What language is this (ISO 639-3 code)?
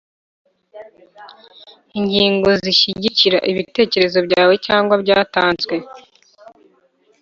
kin